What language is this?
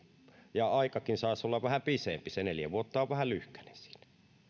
Finnish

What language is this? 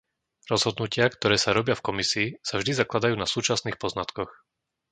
Slovak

